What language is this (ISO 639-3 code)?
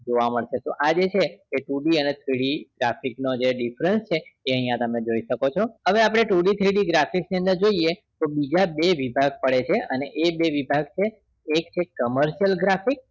guj